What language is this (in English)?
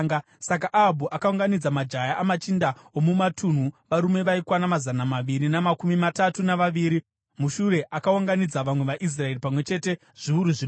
Shona